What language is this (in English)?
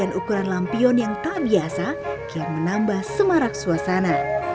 Indonesian